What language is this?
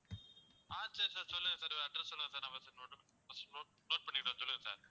Tamil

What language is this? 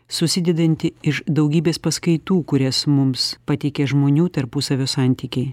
Lithuanian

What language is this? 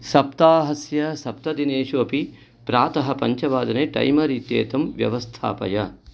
Sanskrit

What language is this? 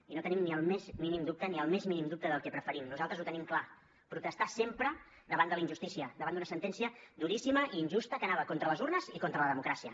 Catalan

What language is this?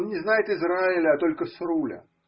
Russian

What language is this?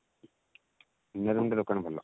Odia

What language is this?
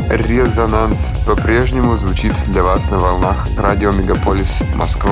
Russian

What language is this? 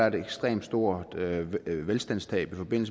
Danish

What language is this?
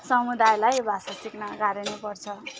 Nepali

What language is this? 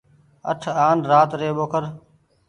Goaria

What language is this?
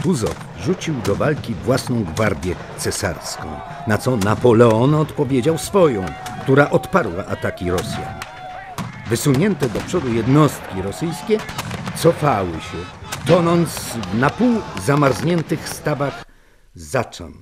Polish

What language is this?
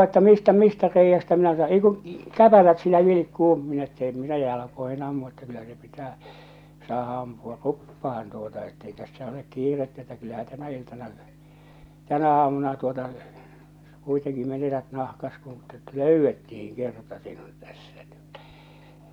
Finnish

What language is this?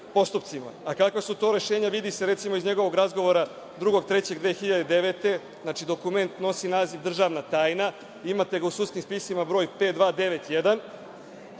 Serbian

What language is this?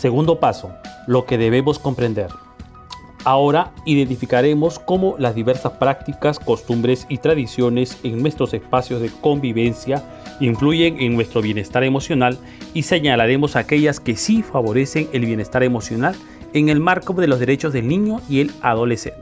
Spanish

